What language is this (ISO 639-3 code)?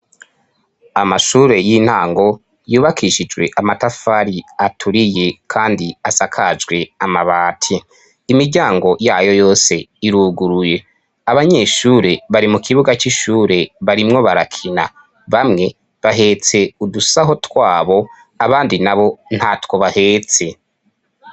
run